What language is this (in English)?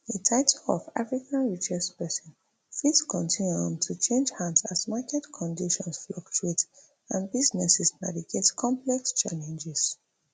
Nigerian Pidgin